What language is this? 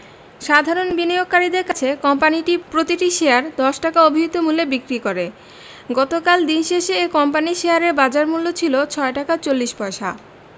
Bangla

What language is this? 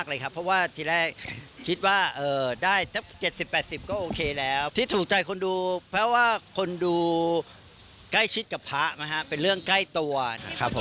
Thai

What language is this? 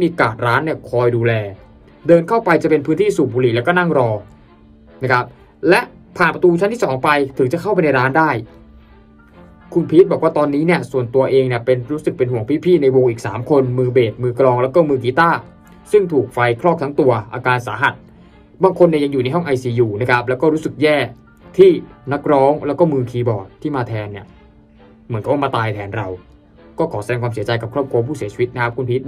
Thai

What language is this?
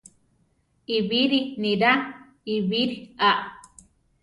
Central Tarahumara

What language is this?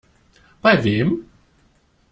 German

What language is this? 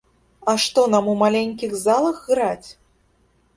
Belarusian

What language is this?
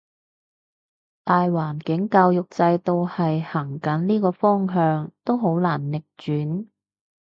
Cantonese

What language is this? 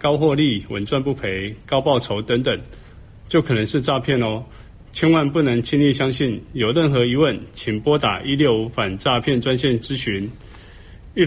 Chinese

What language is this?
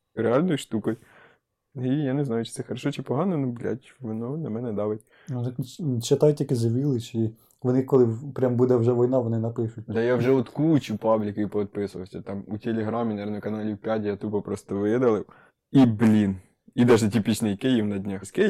Ukrainian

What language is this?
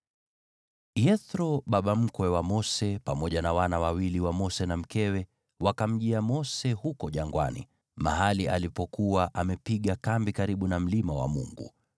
Swahili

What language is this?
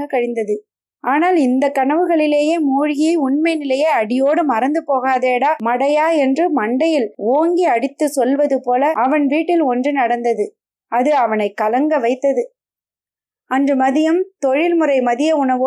Tamil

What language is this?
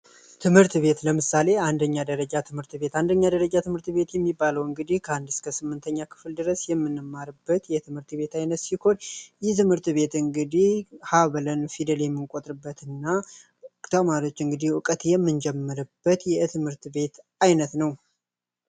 Amharic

